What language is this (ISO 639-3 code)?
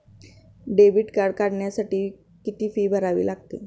mar